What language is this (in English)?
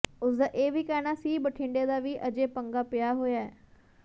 Punjabi